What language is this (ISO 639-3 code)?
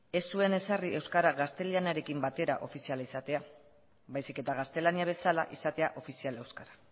eus